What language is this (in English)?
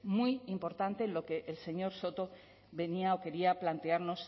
Spanish